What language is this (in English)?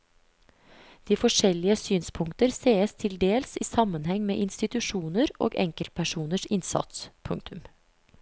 Norwegian